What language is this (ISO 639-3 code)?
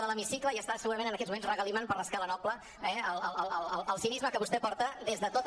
cat